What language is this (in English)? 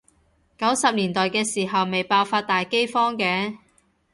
Cantonese